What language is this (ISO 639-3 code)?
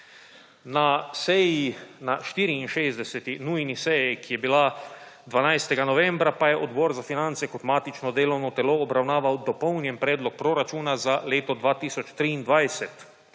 slv